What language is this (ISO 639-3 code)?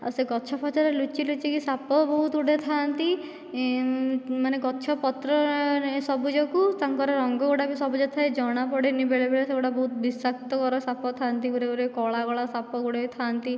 ori